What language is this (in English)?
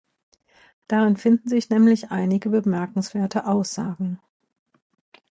German